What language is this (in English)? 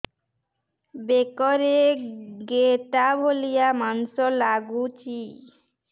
Odia